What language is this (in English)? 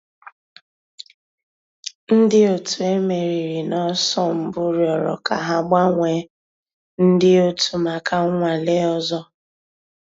Igbo